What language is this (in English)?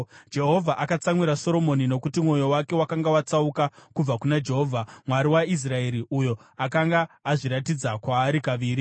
Shona